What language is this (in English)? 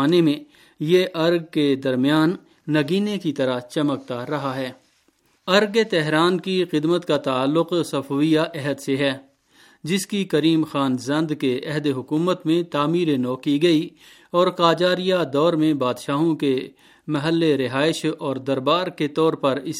Urdu